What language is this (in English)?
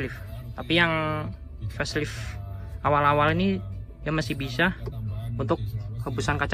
Indonesian